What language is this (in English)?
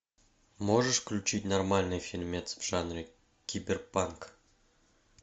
Russian